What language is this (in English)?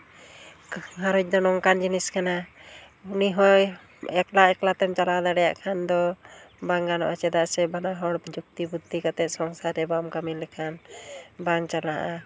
Santali